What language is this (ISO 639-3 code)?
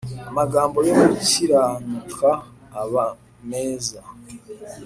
kin